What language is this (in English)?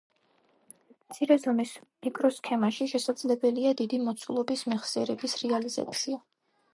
Georgian